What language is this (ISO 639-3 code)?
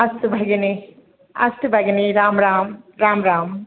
san